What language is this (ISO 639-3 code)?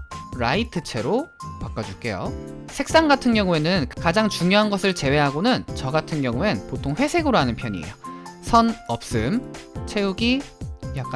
kor